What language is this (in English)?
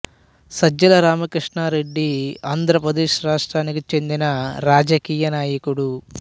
Telugu